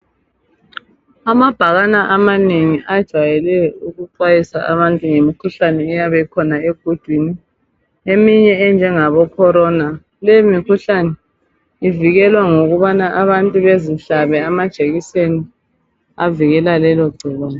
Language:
North Ndebele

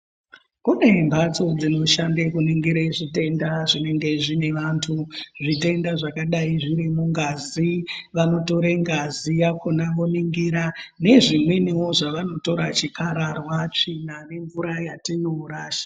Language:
Ndau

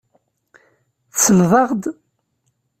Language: Kabyle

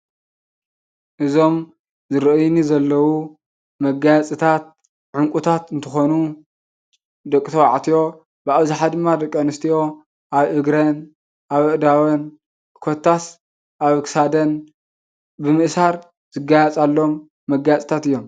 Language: Tigrinya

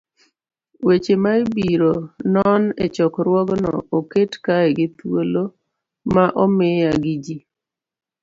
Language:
Luo (Kenya and Tanzania)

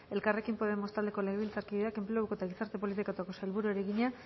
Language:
Basque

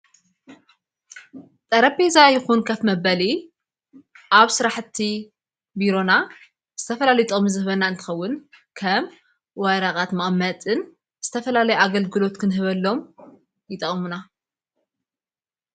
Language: Tigrinya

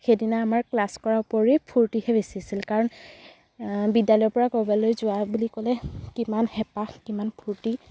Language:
Assamese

